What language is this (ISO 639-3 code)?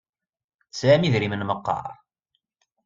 kab